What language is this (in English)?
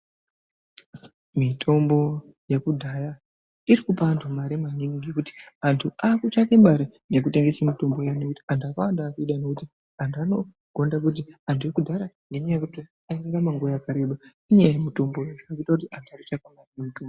Ndau